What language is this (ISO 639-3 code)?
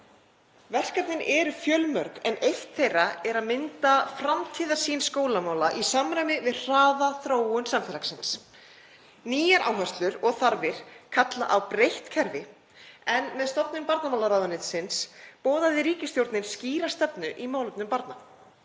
isl